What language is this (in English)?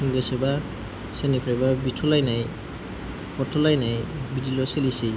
Bodo